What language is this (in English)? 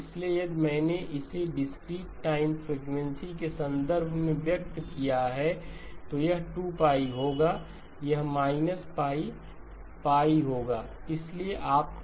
Hindi